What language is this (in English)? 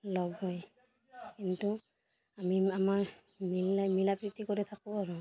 Assamese